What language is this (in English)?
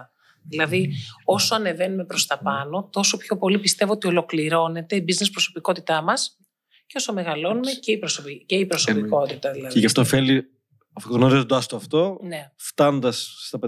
Greek